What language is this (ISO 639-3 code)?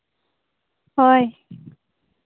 sat